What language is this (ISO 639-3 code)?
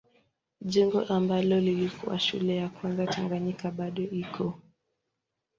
swa